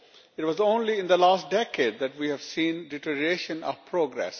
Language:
English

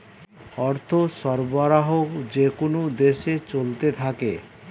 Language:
Bangla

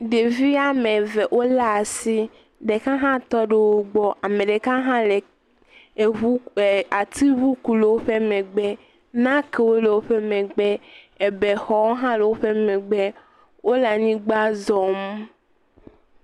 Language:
Ewe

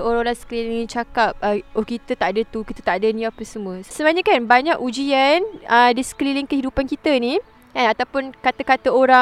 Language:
Malay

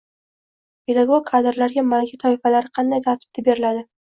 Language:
Uzbek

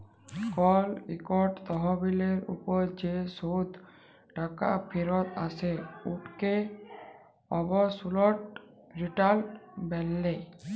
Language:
Bangla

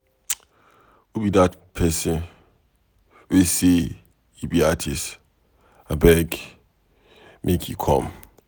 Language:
Nigerian Pidgin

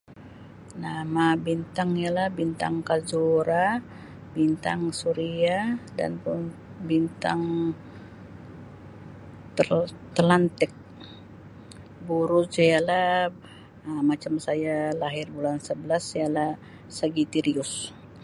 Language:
Sabah Malay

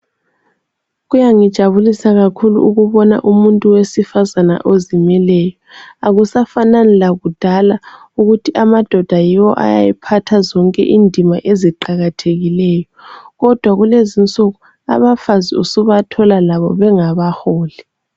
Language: North Ndebele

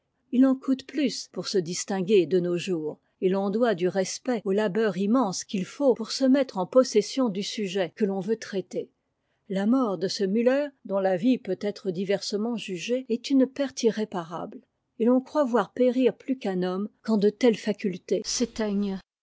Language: French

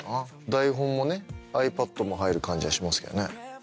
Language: Japanese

